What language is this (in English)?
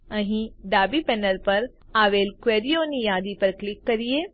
Gujarati